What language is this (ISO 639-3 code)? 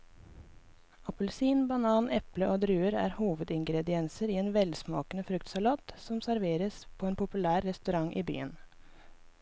nor